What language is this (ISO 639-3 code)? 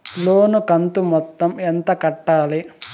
tel